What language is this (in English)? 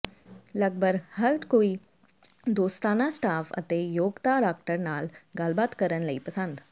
Punjabi